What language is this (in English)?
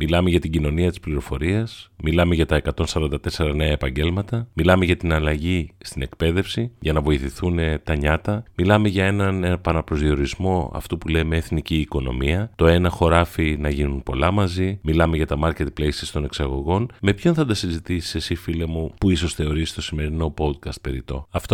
Greek